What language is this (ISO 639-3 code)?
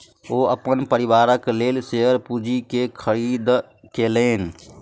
mai